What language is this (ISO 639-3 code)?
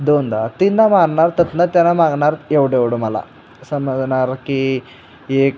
mar